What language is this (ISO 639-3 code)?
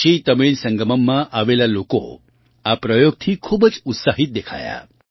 guj